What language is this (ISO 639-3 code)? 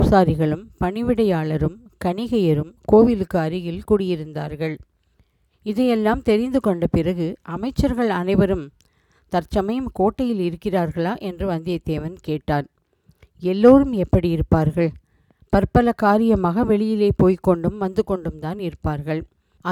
tam